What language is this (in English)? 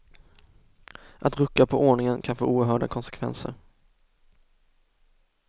Swedish